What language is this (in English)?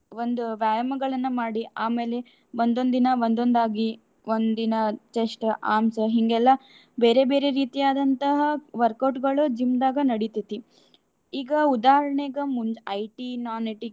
Kannada